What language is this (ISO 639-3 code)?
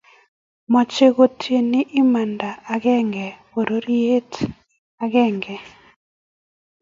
kln